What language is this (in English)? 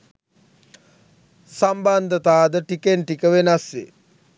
Sinhala